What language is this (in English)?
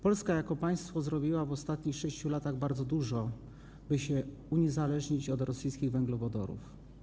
Polish